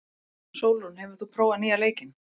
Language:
Icelandic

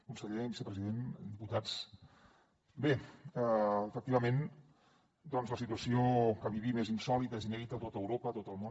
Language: Catalan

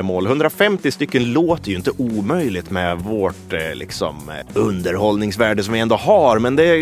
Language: Swedish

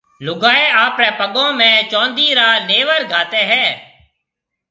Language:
Marwari (Pakistan)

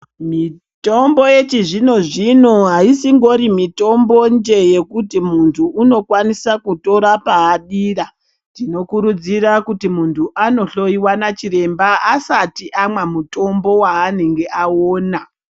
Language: Ndau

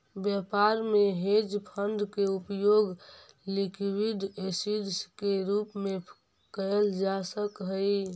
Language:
Magahi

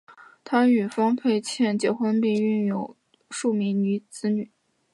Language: Chinese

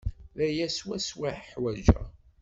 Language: Kabyle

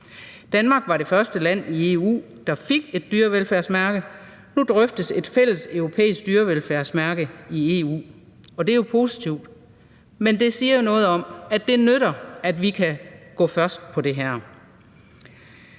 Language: Danish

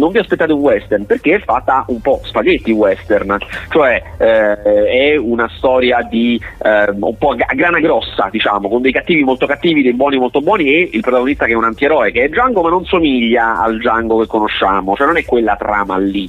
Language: Italian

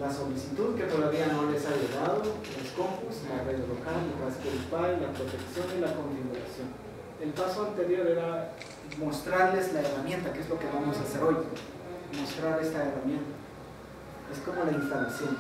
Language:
Spanish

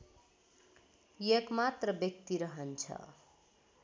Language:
Nepali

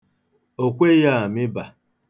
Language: Igbo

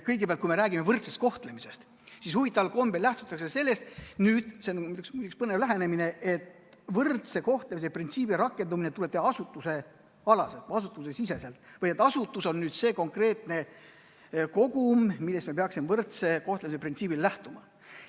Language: Estonian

